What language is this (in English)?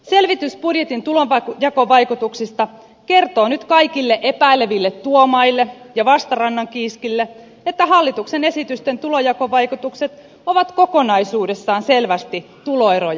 Finnish